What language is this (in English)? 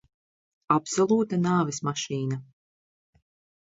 Latvian